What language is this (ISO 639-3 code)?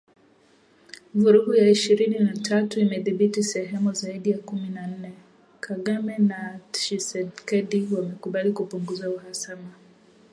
swa